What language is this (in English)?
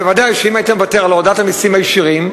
Hebrew